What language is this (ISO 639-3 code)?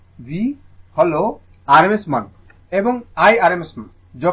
ben